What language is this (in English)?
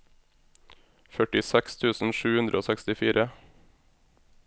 Norwegian